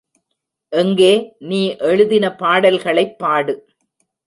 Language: Tamil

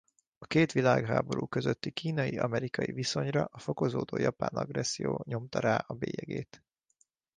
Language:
Hungarian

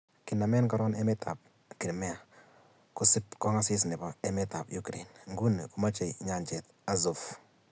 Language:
Kalenjin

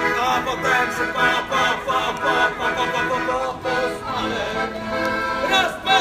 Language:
Polish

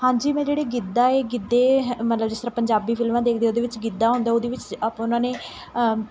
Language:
Punjabi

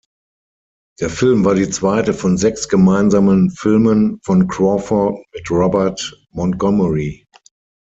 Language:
German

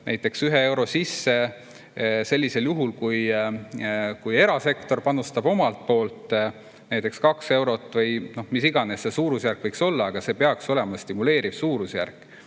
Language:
Estonian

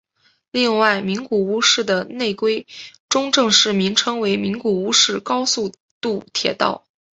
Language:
Chinese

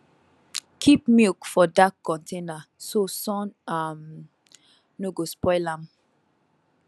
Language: Nigerian Pidgin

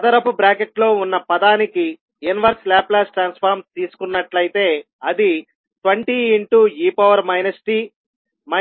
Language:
Telugu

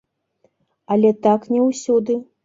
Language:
Belarusian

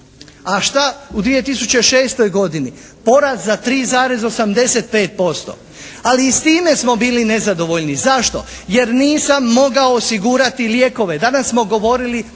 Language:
Croatian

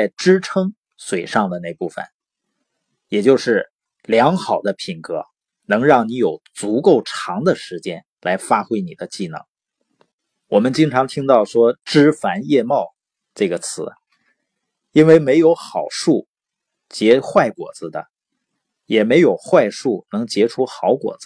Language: Chinese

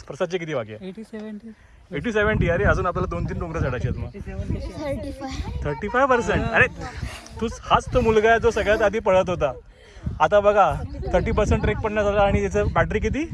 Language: Marathi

